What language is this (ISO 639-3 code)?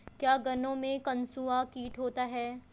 hin